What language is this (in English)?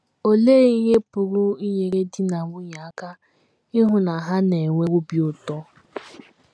Igbo